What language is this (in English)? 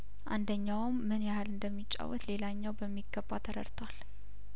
Amharic